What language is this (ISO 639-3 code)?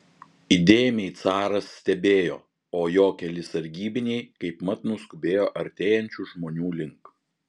lit